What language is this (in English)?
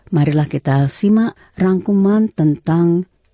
Indonesian